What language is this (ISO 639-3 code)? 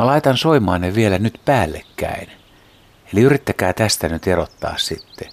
fin